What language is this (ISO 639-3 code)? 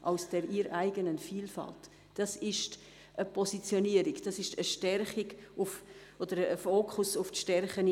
gsw